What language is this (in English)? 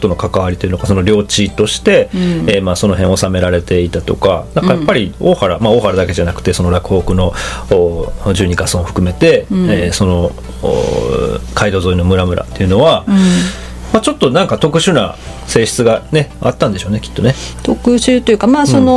Japanese